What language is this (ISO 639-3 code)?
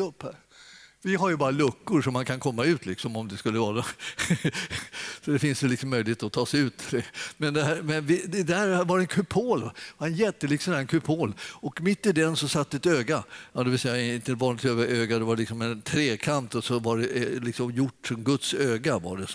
swe